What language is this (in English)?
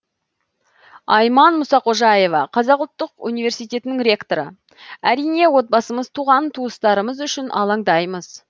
Kazakh